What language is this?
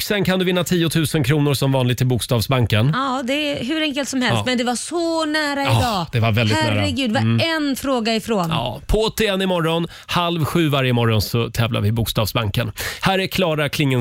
Swedish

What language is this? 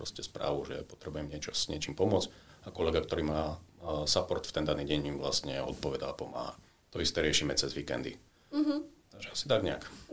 Slovak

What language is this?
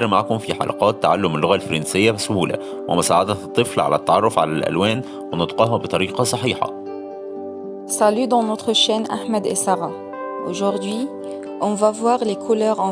French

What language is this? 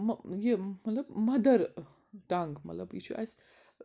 Kashmiri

